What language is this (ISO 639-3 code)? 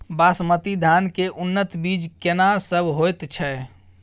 mai